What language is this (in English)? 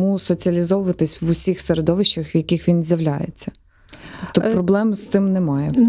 Ukrainian